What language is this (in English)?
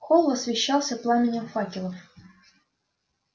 Russian